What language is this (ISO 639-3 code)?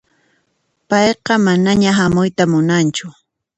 qxp